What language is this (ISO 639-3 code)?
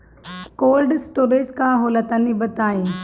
bho